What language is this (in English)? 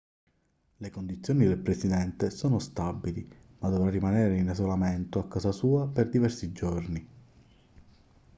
Italian